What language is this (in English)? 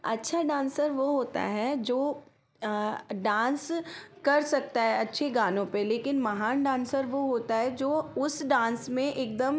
Hindi